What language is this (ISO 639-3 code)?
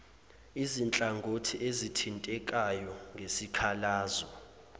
zul